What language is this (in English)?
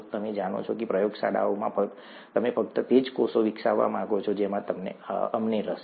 Gujarati